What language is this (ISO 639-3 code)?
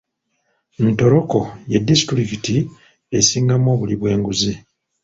lug